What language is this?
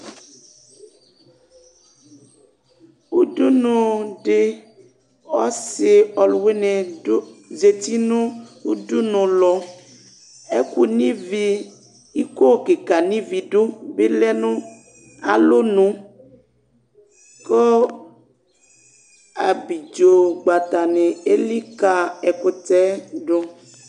Ikposo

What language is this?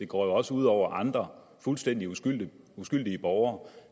Danish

